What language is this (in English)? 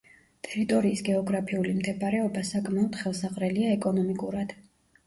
Georgian